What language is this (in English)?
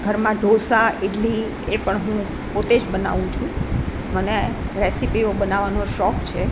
Gujarati